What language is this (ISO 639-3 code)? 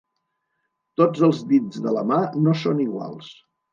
cat